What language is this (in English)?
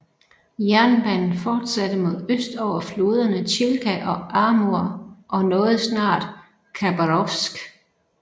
Danish